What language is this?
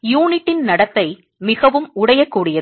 Tamil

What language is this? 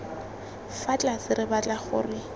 Tswana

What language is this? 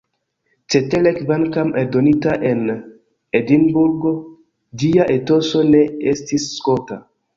Esperanto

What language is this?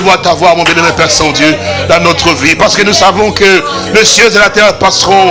French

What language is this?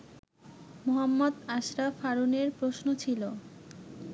Bangla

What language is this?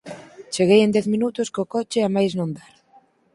Galician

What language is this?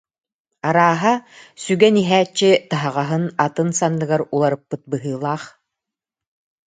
Yakut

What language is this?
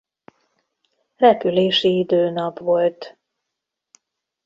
Hungarian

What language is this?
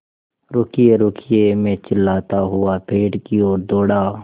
Hindi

